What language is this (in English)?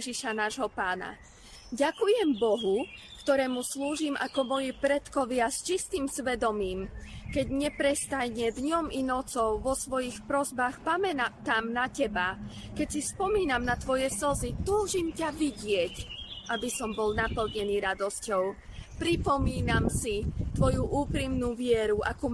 Slovak